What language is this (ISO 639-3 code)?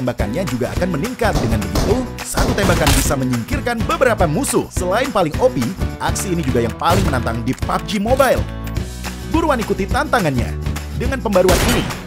ind